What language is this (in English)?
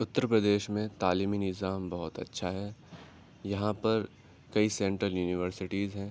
Urdu